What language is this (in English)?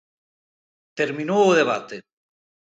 Galician